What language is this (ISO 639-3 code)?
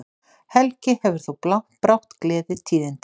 isl